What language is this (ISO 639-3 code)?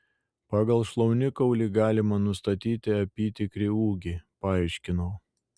lit